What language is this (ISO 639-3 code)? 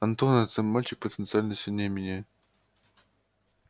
rus